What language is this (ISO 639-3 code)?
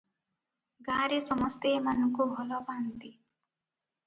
ori